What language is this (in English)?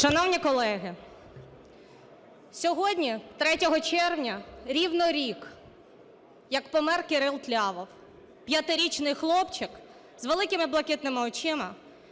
Ukrainian